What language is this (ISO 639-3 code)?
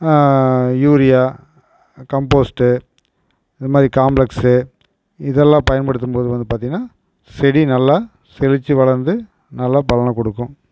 tam